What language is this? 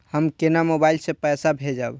Maithili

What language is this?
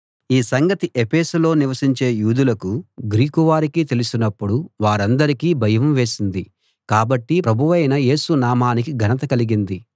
Telugu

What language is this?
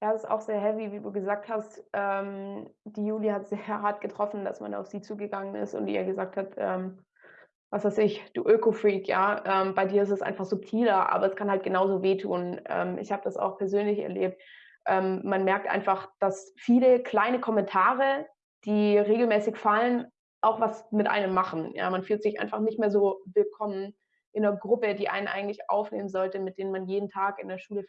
German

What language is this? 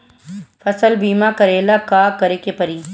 Bhojpuri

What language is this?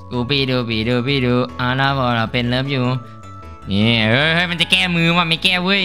Thai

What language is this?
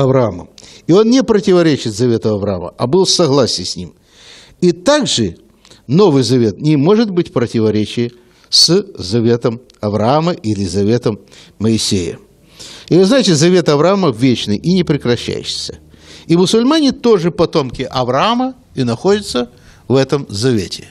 Russian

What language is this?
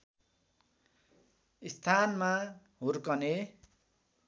Nepali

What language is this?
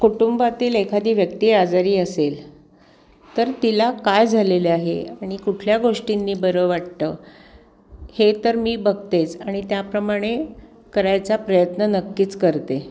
Marathi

